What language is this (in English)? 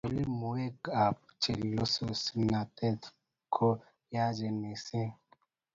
Kalenjin